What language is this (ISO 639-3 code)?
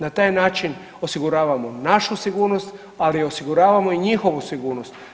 hrv